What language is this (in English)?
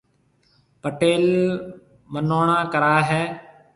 Marwari (Pakistan)